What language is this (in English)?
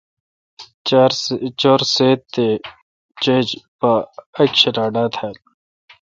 Kalkoti